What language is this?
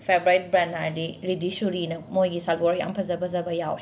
Manipuri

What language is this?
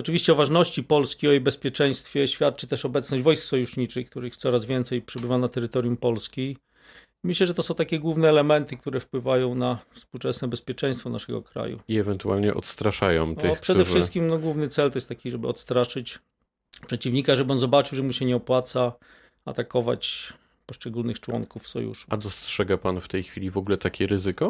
Polish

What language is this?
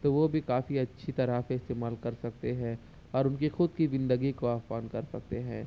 Urdu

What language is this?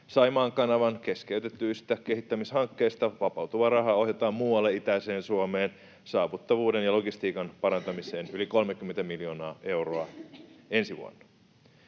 Finnish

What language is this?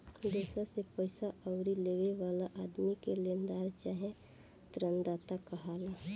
Bhojpuri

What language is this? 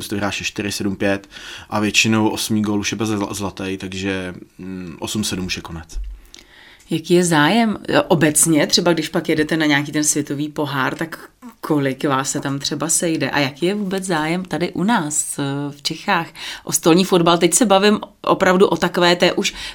Czech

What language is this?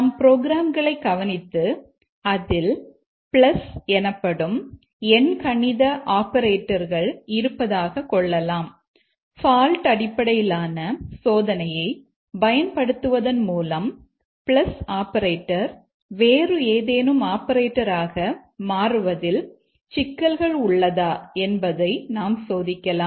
Tamil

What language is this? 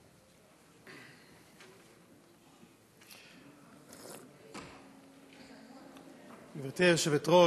Hebrew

